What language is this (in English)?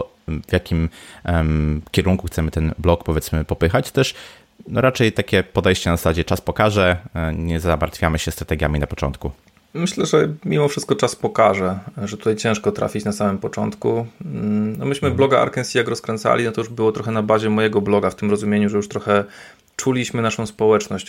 Polish